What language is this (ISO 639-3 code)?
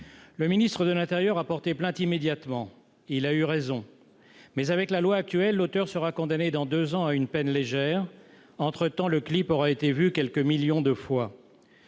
fra